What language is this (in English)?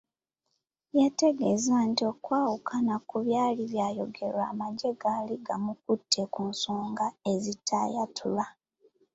Ganda